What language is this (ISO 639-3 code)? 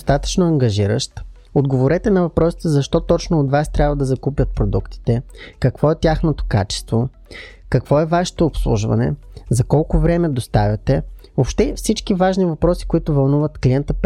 bul